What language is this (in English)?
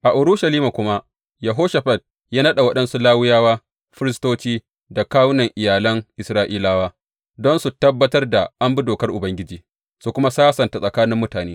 Hausa